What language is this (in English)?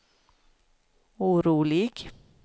Swedish